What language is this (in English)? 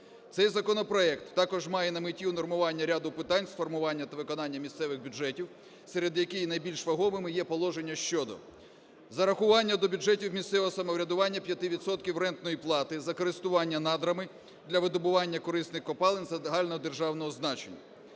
Ukrainian